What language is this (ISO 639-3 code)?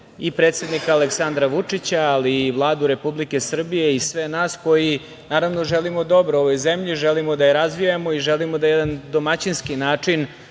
srp